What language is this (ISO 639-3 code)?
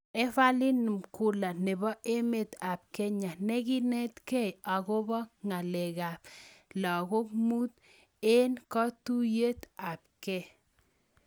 kln